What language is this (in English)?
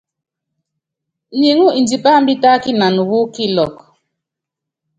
Yangben